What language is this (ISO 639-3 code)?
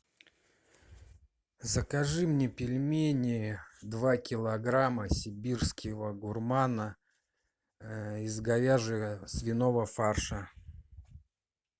rus